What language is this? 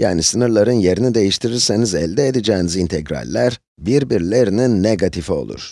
Turkish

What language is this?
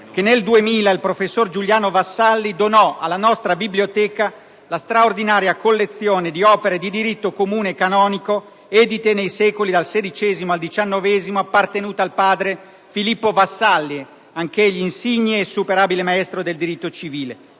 Italian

